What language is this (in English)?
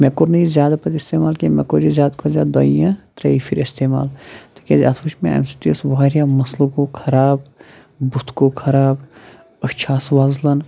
Kashmiri